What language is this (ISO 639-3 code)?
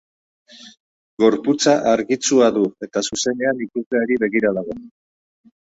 eus